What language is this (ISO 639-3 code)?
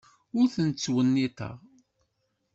kab